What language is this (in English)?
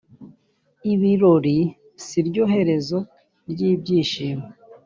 Kinyarwanda